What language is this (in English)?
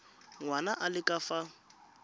Tswana